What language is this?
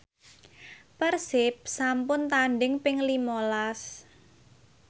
Javanese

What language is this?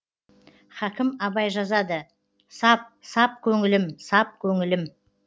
Kazakh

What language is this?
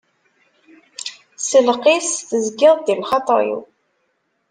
Kabyle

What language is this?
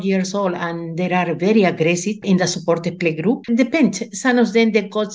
Indonesian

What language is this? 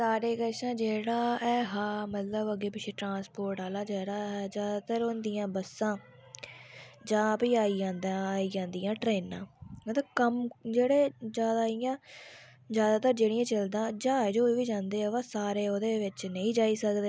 Dogri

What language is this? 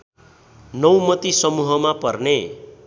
Nepali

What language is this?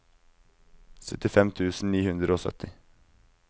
Norwegian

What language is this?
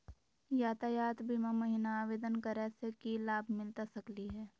Magahi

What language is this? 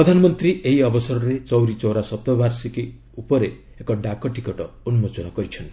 Odia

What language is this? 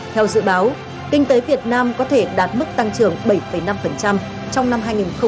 Vietnamese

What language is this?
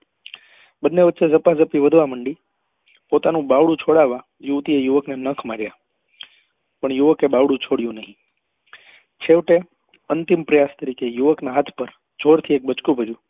Gujarati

